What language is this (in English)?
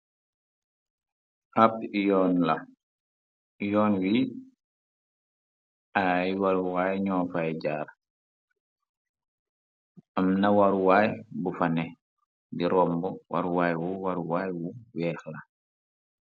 Wolof